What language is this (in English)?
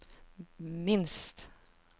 Norwegian